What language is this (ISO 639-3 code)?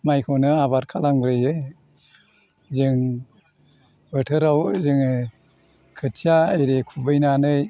brx